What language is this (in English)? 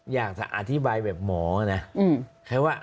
Thai